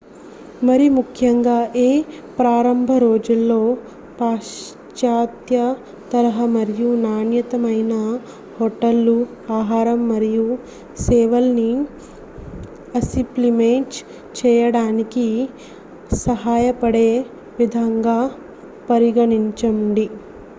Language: Telugu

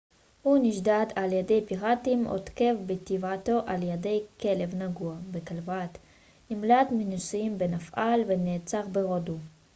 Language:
Hebrew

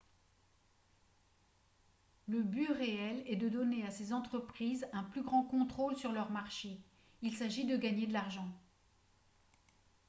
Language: French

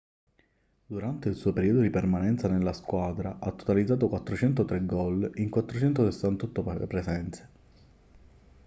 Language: Italian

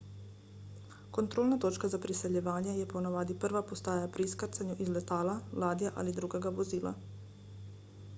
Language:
Slovenian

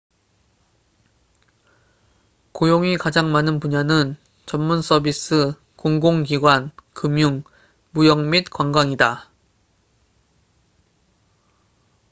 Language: Korean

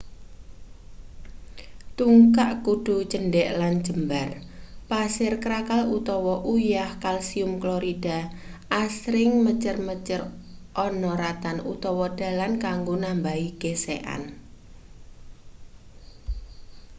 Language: Javanese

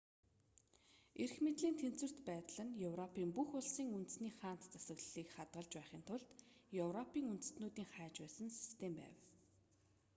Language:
Mongolian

